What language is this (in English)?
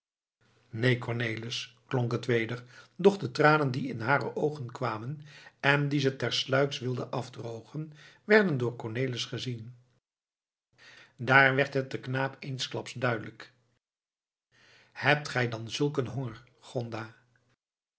Dutch